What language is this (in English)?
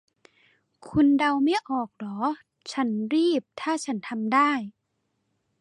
Thai